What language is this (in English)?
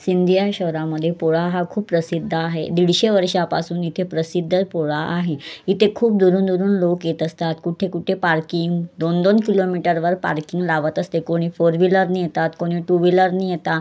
Marathi